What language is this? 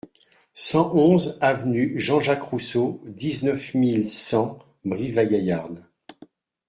French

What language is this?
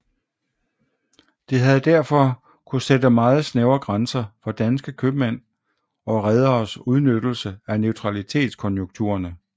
Danish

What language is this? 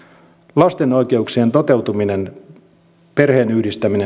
Finnish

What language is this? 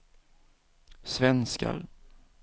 Swedish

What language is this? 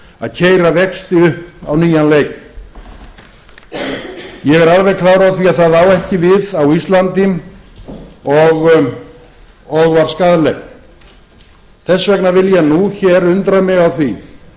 Icelandic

